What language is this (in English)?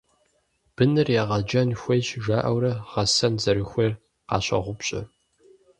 Kabardian